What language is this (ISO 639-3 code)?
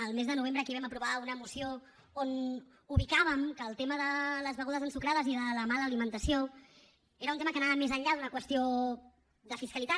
cat